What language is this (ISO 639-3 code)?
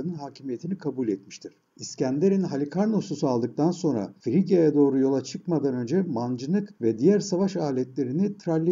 tur